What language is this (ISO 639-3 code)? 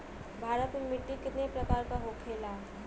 bho